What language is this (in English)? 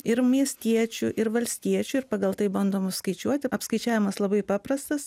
Lithuanian